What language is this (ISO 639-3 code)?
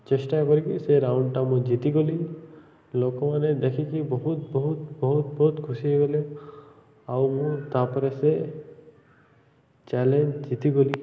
ori